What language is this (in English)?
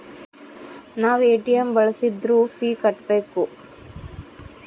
Kannada